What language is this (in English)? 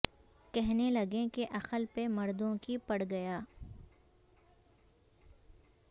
Urdu